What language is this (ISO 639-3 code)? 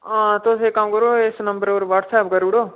doi